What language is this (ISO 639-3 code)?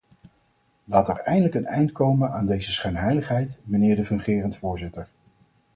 nld